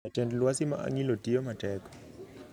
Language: Luo (Kenya and Tanzania)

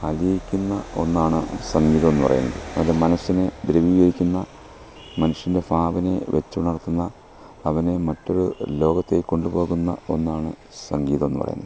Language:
Malayalam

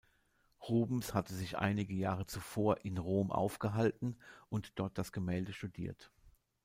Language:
German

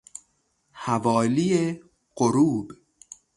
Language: Persian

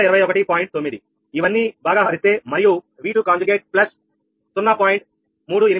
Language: Telugu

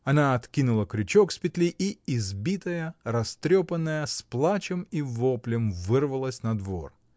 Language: Russian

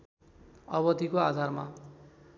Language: Nepali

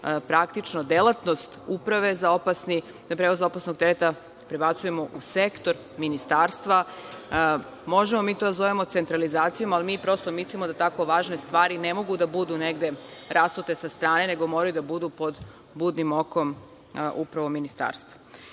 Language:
Serbian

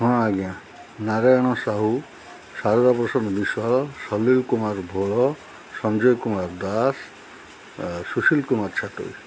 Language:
Odia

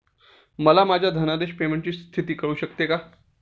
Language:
Marathi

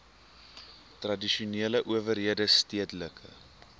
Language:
Afrikaans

